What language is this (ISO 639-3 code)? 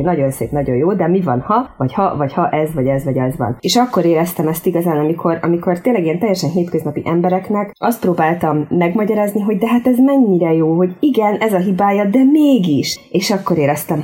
hun